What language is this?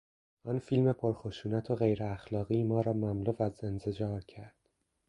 Persian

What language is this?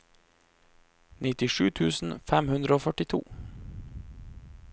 Norwegian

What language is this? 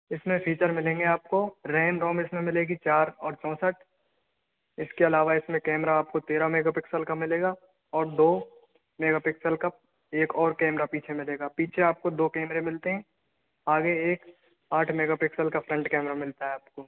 Hindi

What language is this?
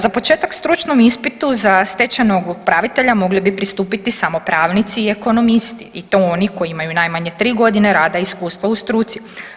Croatian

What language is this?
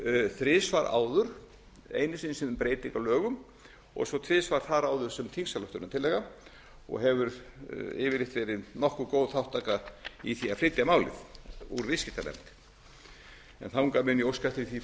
Icelandic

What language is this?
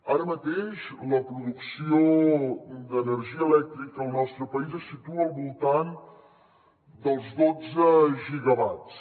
Catalan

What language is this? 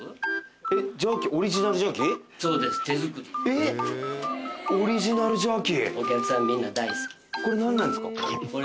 Japanese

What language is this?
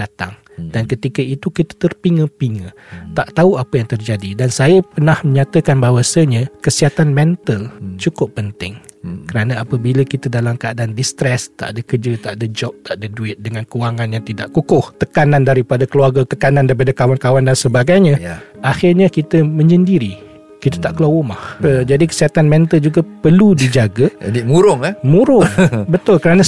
Malay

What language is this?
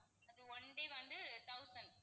Tamil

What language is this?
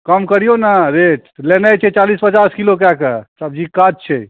Maithili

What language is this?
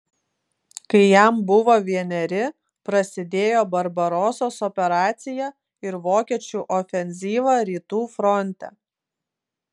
Lithuanian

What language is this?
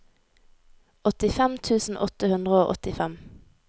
Norwegian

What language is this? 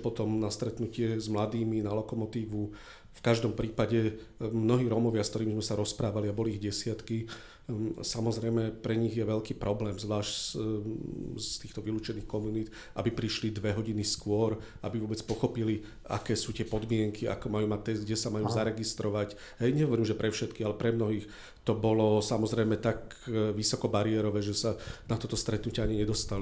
Slovak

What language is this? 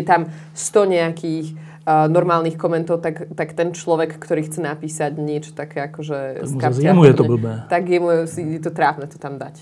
Slovak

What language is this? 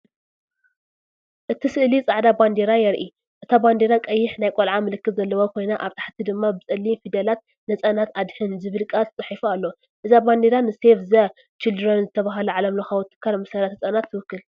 Tigrinya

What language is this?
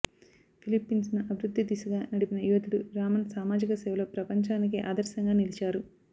Telugu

